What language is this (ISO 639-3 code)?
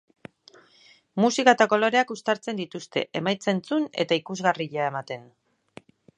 eus